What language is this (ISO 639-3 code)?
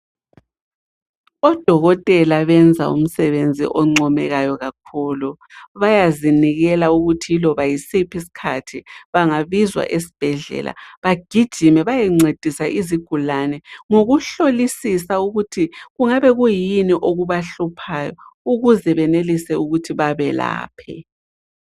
nde